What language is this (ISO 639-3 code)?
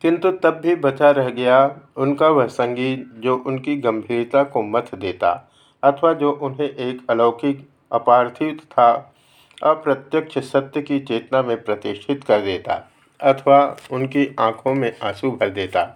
hin